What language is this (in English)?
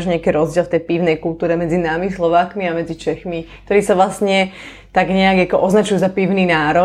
Slovak